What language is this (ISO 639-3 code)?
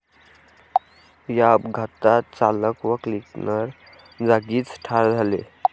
mar